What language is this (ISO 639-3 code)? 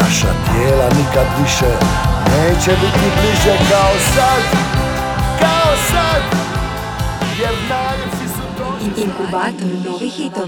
hrv